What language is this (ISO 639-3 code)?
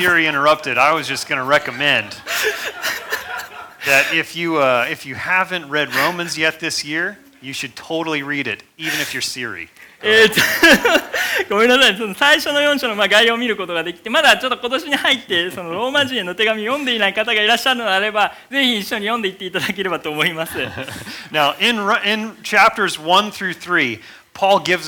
jpn